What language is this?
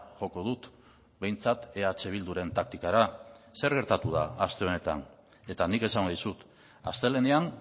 Basque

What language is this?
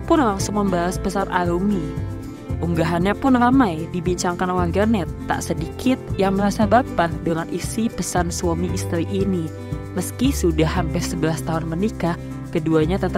Indonesian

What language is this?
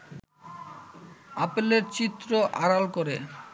Bangla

